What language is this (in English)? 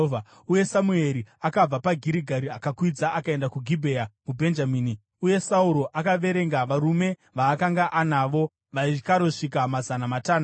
Shona